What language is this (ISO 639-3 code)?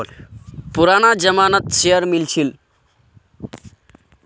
mag